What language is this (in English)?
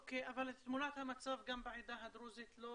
Hebrew